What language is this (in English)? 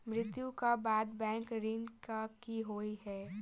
Maithili